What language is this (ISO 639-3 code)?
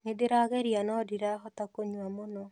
kik